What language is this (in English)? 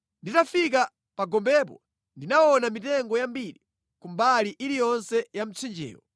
Nyanja